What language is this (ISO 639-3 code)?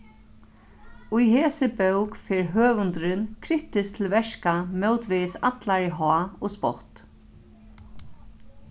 fao